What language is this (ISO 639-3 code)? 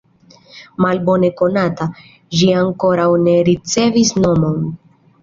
epo